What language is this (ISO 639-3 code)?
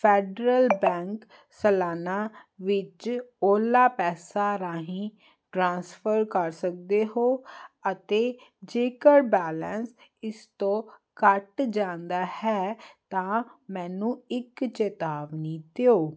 pan